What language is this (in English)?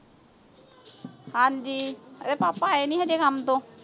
Punjabi